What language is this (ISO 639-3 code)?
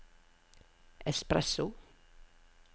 nor